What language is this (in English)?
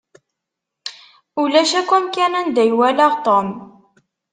Kabyle